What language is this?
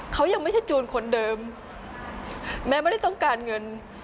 Thai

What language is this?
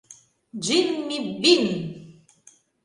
Mari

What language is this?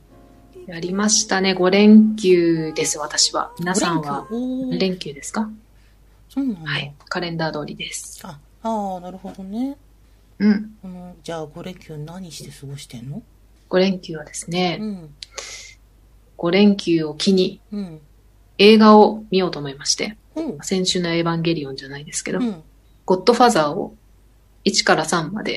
Japanese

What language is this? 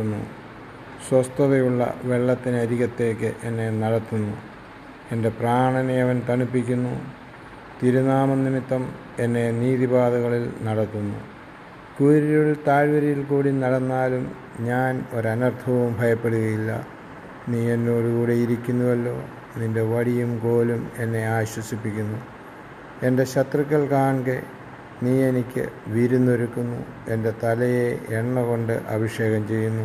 Malayalam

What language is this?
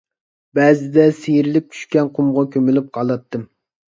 Uyghur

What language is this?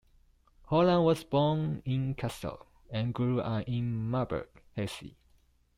English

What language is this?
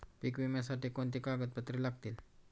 Marathi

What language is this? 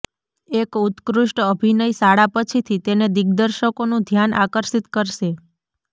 Gujarati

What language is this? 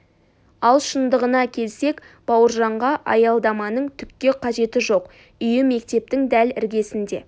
Kazakh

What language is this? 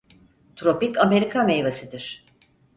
Turkish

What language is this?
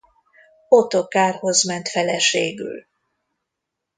Hungarian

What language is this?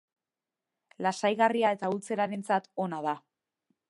Basque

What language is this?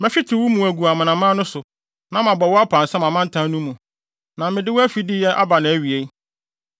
Akan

